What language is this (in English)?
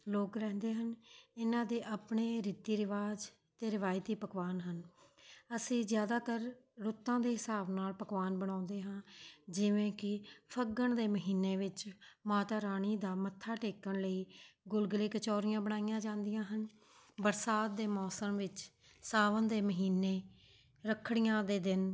Punjabi